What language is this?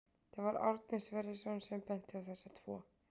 Icelandic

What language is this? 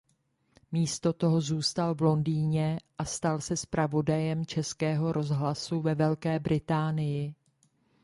Czech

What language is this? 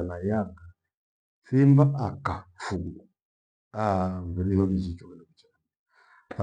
Gweno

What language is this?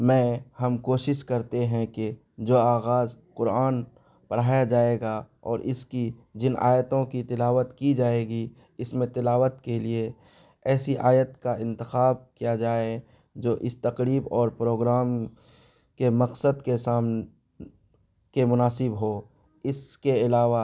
Urdu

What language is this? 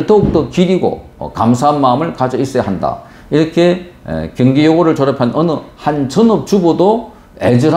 Korean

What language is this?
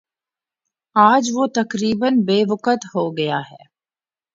Urdu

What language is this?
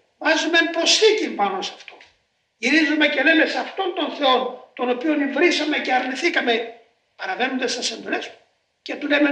Greek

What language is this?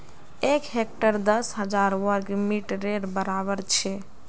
Magahi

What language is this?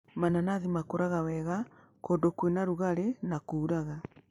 Kikuyu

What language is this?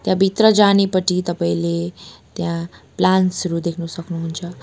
Nepali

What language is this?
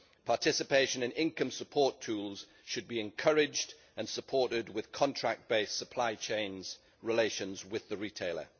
English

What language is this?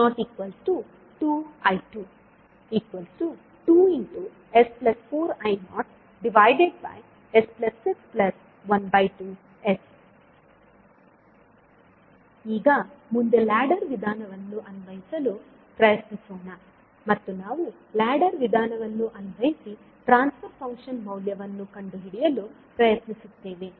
Kannada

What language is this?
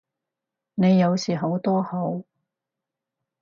Cantonese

